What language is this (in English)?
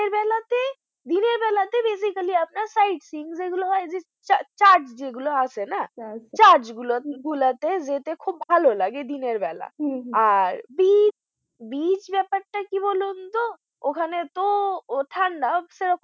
Bangla